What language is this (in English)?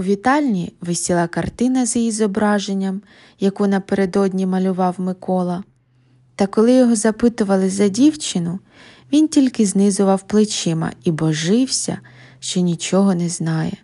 Ukrainian